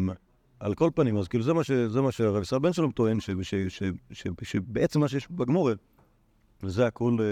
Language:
Hebrew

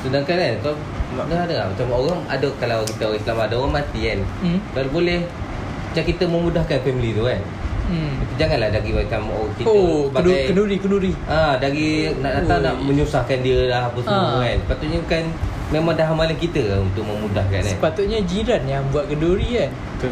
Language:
Malay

